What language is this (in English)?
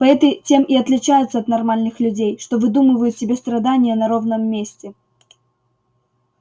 Russian